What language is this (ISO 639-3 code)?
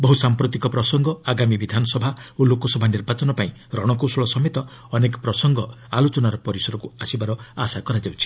ori